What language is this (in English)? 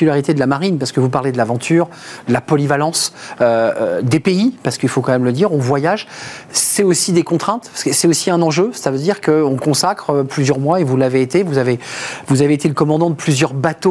French